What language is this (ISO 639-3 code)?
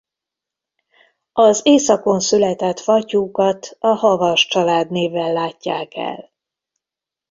hun